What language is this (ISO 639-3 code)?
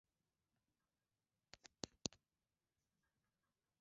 swa